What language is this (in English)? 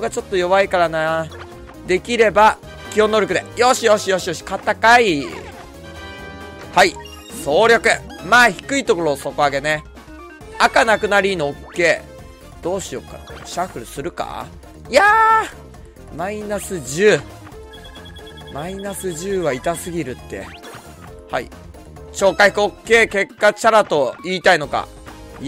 Japanese